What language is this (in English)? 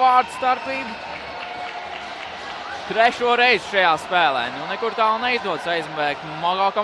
Portuguese